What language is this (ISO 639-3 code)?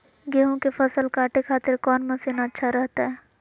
mag